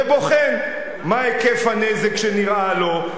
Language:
Hebrew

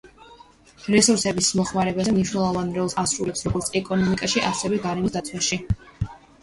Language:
Georgian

